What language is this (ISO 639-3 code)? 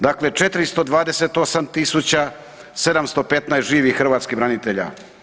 hrv